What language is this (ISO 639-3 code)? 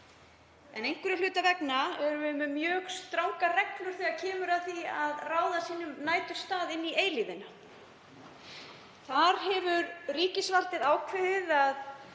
isl